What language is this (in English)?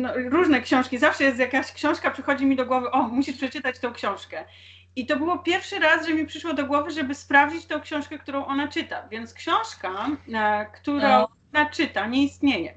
Polish